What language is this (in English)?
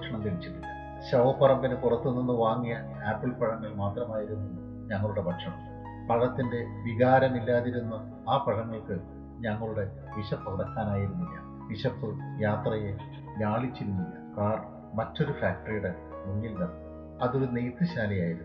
Malayalam